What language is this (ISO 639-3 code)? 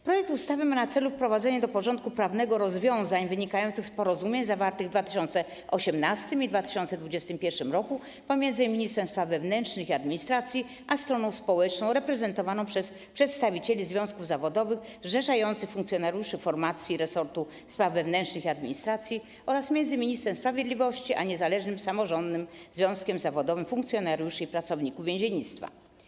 pol